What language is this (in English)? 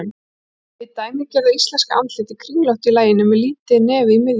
Icelandic